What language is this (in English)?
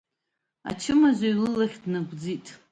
Abkhazian